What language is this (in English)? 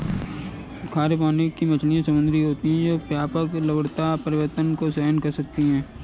Hindi